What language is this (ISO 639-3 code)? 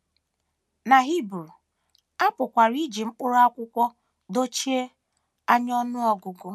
ibo